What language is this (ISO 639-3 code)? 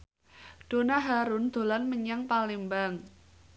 jav